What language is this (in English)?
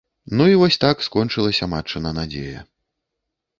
Belarusian